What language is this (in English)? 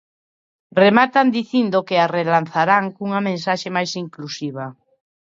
Galician